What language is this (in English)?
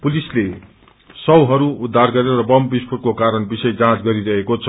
Nepali